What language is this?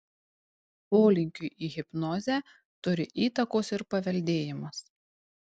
Lithuanian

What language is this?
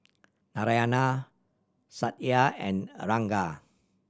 English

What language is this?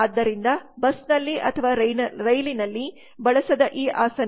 Kannada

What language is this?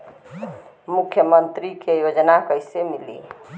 Bhojpuri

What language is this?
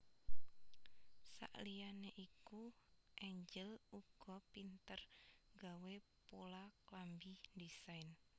Javanese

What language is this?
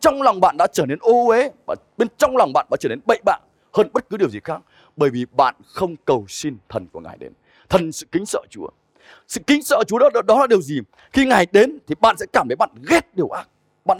Vietnamese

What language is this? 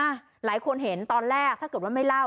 Thai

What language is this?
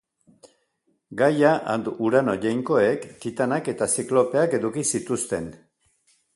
Basque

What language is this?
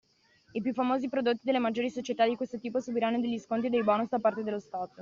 Italian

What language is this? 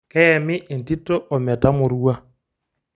Masai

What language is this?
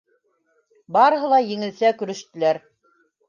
Bashkir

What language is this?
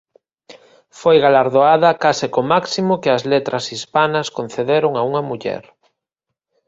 Galician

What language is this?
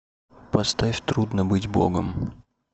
Russian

